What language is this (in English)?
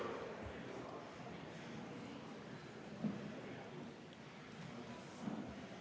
Estonian